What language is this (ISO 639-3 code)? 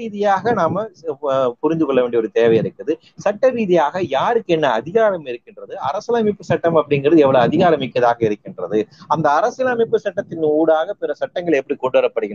tam